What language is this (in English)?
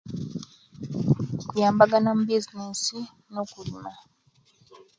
Kenyi